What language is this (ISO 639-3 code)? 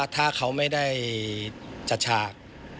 tha